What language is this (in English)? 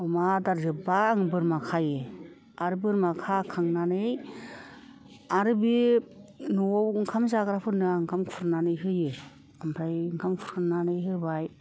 Bodo